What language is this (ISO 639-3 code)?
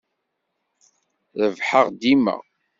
kab